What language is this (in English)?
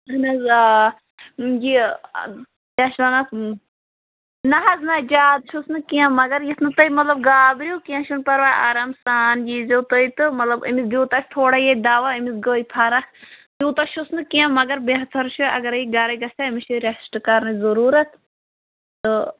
Kashmiri